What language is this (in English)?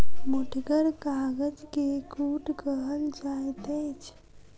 Maithili